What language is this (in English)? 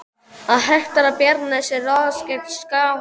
Icelandic